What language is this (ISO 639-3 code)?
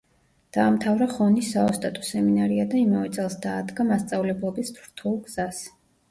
kat